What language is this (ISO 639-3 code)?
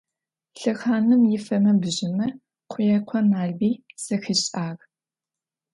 ady